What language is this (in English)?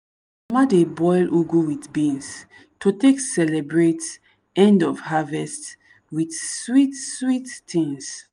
Nigerian Pidgin